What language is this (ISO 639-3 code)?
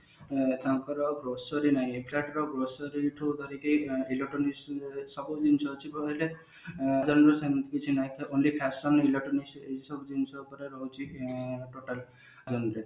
ori